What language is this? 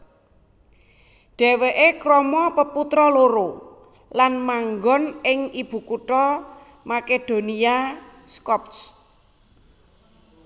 Javanese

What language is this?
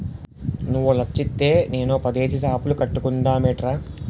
Telugu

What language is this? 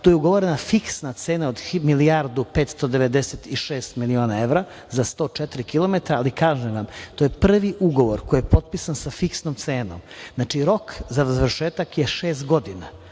Serbian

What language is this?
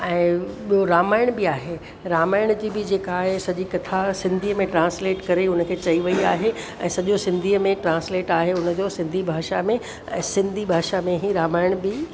Sindhi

